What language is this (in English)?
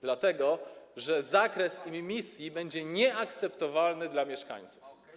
Polish